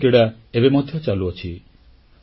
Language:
Odia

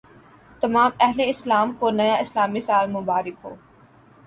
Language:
Urdu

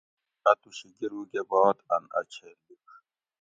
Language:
Gawri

